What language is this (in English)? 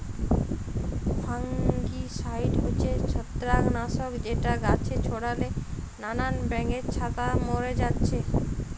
Bangla